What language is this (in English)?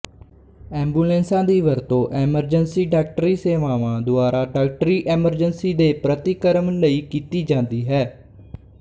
Punjabi